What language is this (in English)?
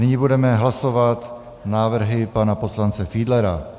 Czech